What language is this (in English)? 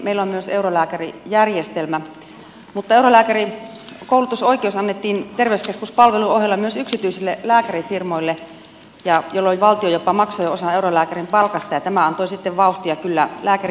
Finnish